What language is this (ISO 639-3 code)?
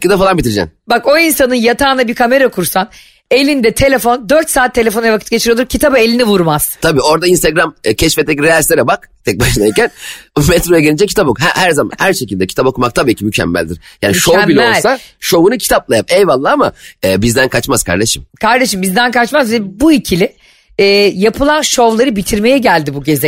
tur